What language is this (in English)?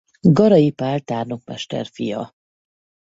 Hungarian